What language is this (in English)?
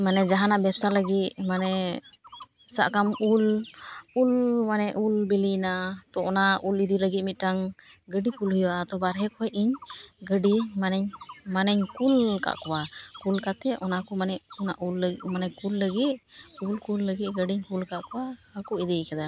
Santali